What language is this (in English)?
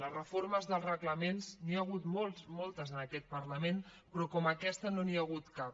Catalan